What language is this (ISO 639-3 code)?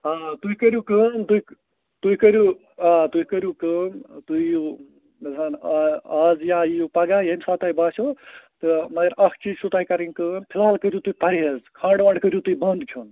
kas